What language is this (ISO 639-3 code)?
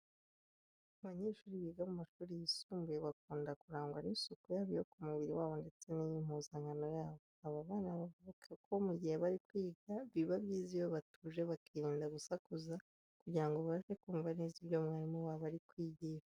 kin